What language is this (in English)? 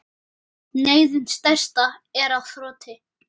Icelandic